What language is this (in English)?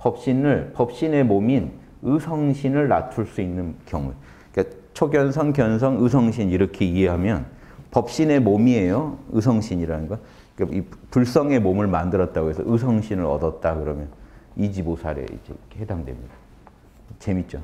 Korean